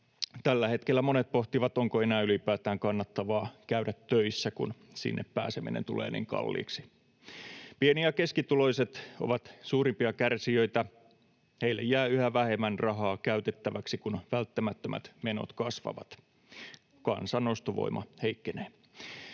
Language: Finnish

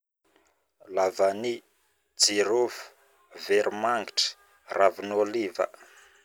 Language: Northern Betsimisaraka Malagasy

